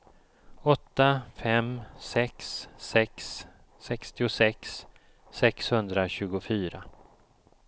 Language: Swedish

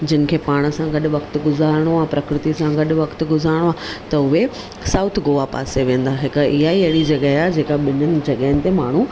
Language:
Sindhi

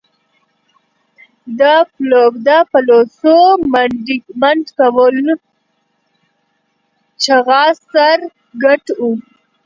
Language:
Pashto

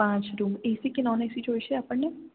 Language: Gujarati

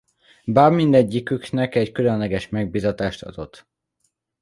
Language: Hungarian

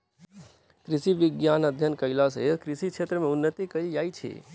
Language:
Maithili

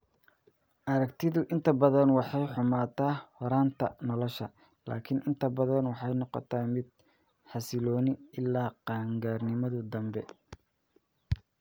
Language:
Somali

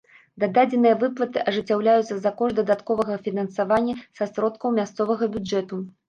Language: Belarusian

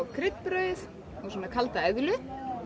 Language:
Icelandic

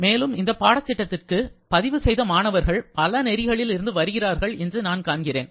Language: Tamil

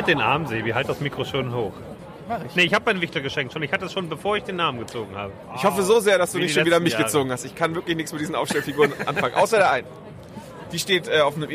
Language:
German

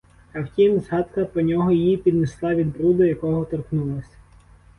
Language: Ukrainian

